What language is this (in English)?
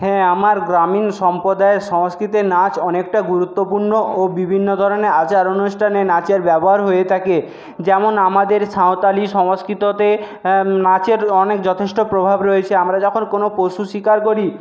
Bangla